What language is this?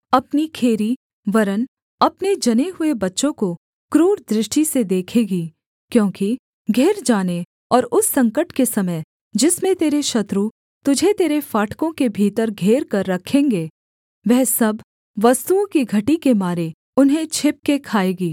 Hindi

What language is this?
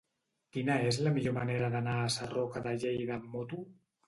Catalan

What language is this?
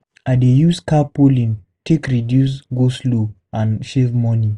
Nigerian Pidgin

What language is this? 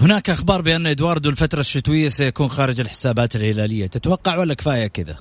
Arabic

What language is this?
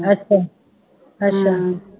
Punjabi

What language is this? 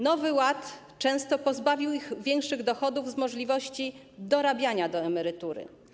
Polish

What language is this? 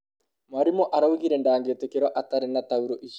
Kikuyu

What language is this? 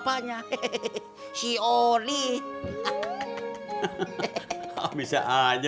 Indonesian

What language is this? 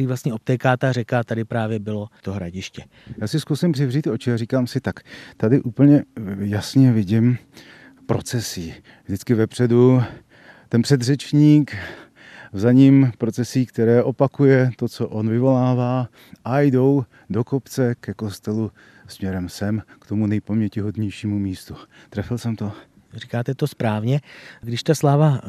Czech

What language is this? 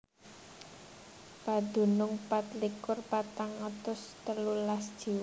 Javanese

